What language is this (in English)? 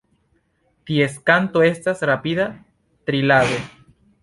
Esperanto